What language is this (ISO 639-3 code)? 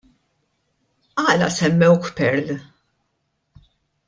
mlt